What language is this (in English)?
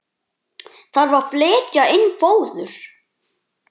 Icelandic